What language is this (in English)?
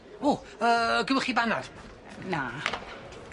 Welsh